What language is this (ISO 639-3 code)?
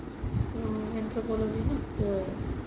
asm